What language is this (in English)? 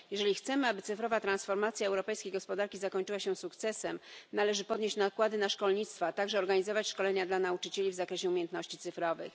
Polish